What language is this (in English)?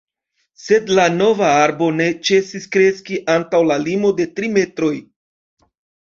Esperanto